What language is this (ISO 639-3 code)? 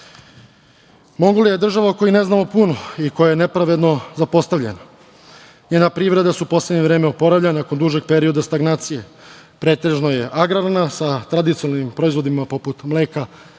srp